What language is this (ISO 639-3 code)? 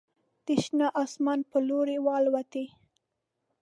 pus